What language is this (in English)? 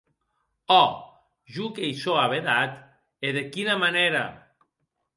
Occitan